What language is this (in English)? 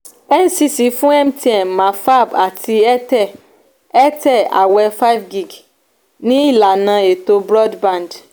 Yoruba